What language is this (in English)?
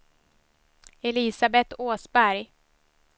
Swedish